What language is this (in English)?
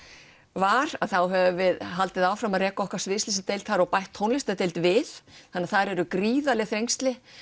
Icelandic